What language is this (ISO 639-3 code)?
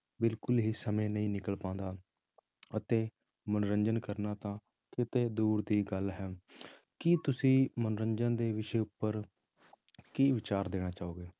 pan